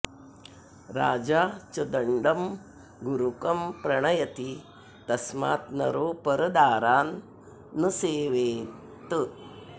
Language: Sanskrit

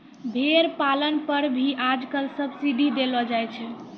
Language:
Maithili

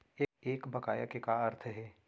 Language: Chhattisgarhi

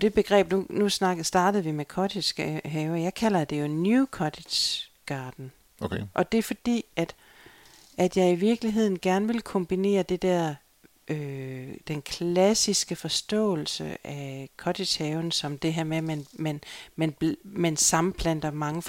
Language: Danish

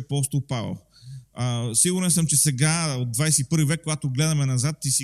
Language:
Bulgarian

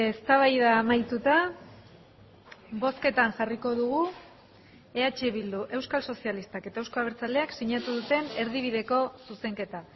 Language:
Basque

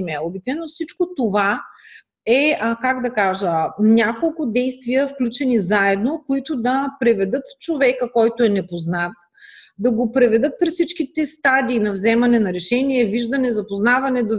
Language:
Bulgarian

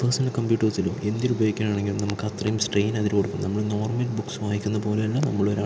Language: Malayalam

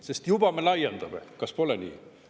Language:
Estonian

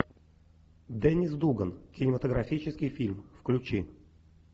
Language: Russian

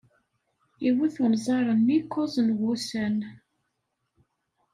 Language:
Kabyle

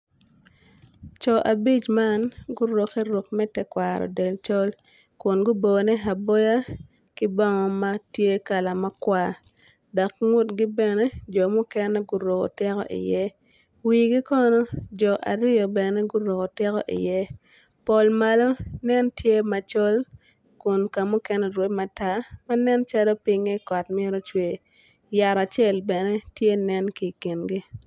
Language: Acoli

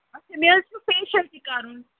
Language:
Kashmiri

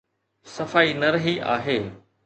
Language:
Sindhi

